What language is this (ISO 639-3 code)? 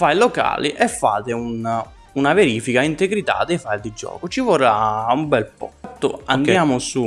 ita